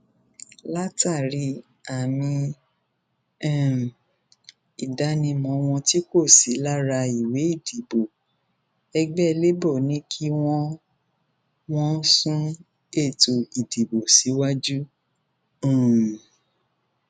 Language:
Yoruba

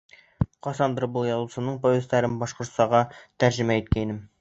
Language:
Bashkir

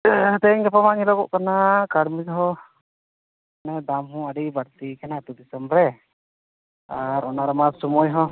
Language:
Santali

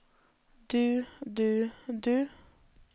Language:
Norwegian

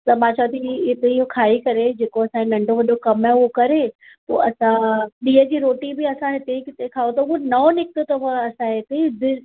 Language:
Sindhi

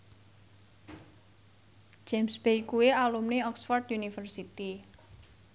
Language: Javanese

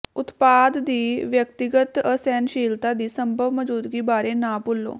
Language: Punjabi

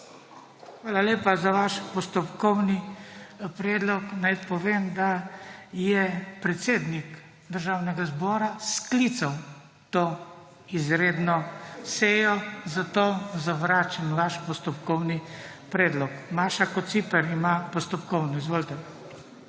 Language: Slovenian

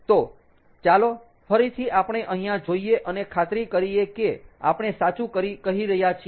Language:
Gujarati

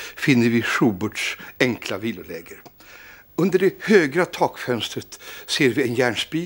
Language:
Swedish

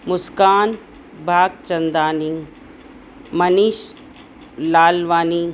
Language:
Sindhi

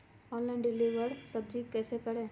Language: Magahi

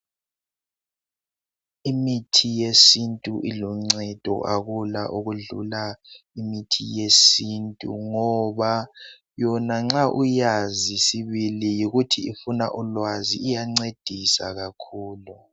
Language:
North Ndebele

